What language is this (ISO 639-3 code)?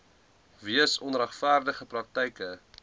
afr